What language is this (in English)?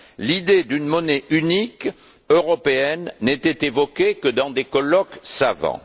French